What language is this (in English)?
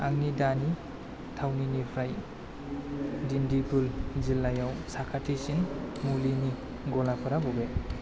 Bodo